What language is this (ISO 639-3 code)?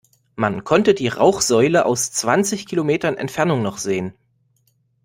deu